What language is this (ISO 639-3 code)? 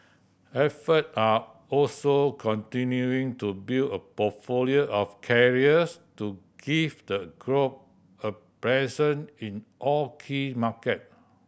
eng